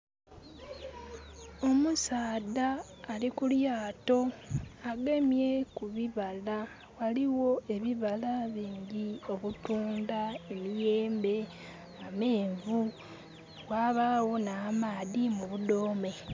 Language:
Soga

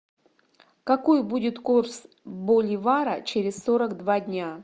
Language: Russian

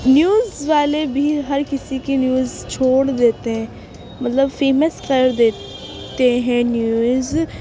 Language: Urdu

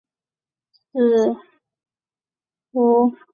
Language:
Chinese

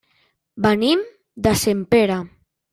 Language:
Catalan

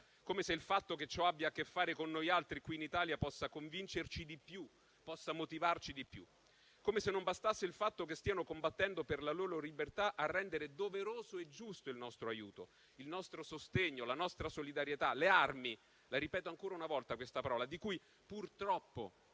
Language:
Italian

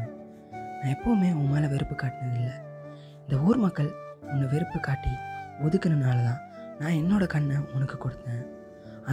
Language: Tamil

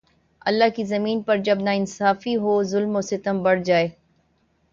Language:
Urdu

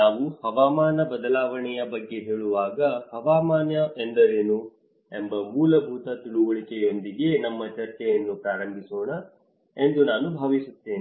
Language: Kannada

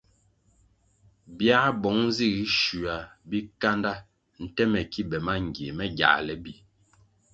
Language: Kwasio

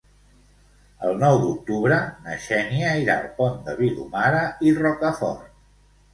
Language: Catalan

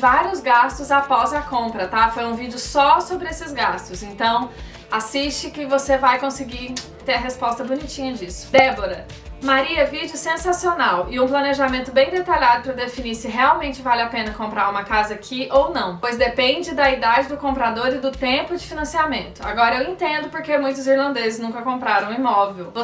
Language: Portuguese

